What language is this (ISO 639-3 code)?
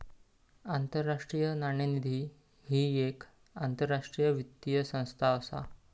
mar